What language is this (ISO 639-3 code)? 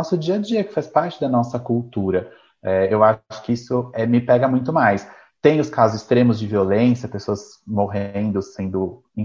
por